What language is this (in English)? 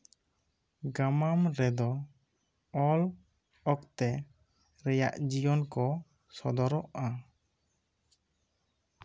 Santali